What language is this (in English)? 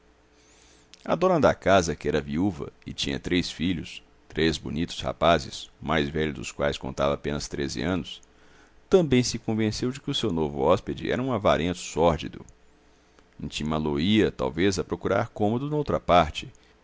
Portuguese